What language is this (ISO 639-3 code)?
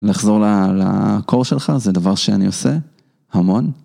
heb